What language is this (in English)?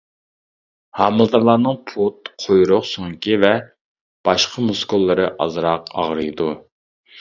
Uyghur